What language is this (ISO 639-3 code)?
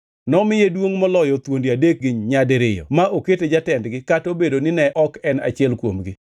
luo